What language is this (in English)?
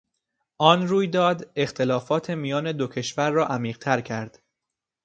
Persian